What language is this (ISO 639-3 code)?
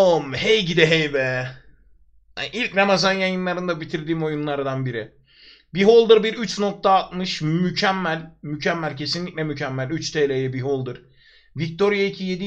tur